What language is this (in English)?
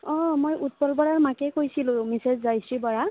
Assamese